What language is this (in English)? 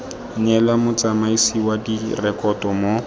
Tswana